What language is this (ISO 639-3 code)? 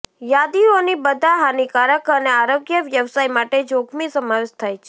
guj